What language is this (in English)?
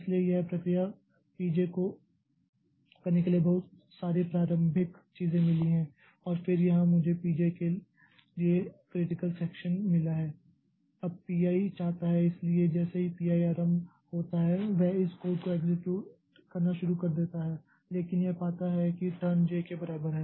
Hindi